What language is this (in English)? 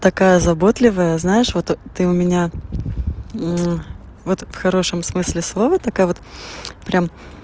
Russian